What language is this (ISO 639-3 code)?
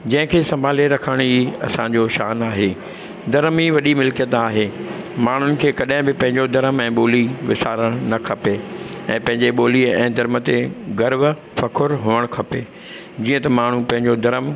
snd